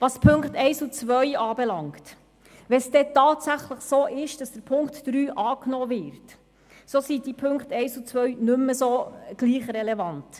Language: Swiss German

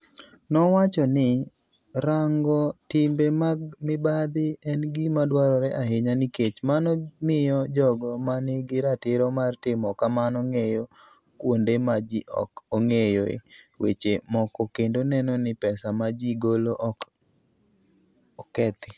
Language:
Luo (Kenya and Tanzania)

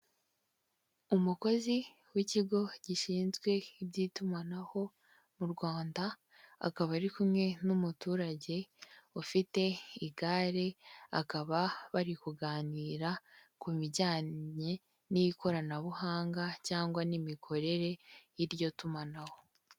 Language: Kinyarwanda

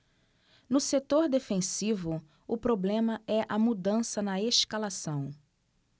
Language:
Portuguese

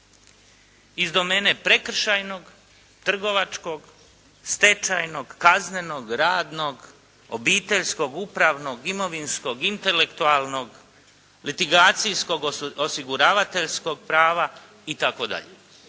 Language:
Croatian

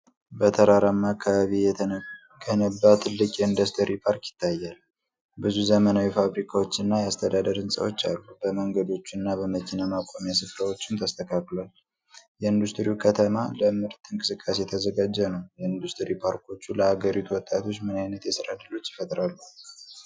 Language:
Amharic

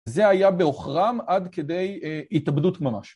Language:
Hebrew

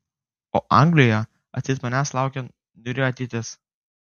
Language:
Lithuanian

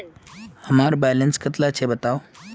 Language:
Magahi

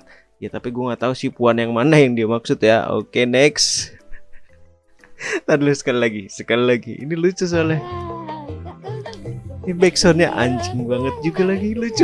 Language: Indonesian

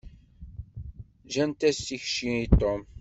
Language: Kabyle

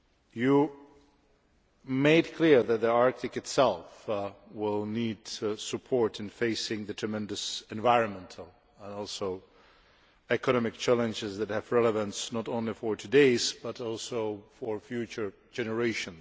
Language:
English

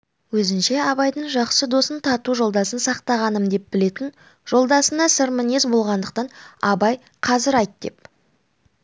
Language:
Kazakh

